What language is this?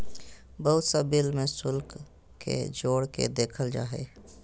Magahi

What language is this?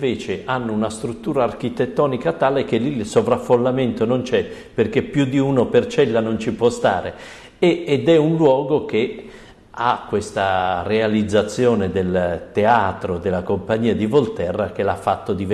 Italian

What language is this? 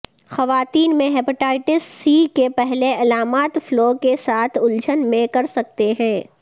Urdu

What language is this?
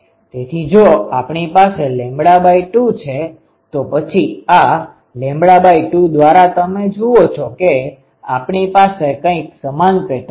Gujarati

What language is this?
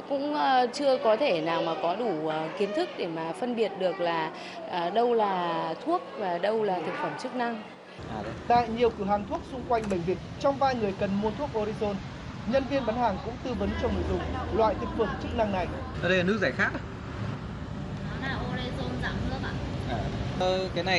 Vietnamese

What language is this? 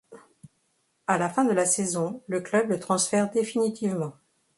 French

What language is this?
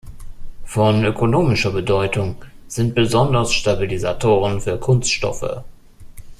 German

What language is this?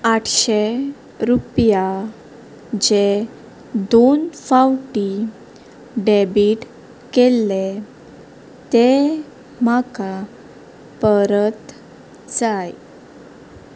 Konkani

